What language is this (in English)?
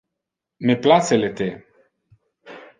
Interlingua